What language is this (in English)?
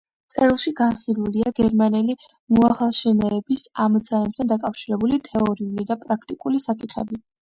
Georgian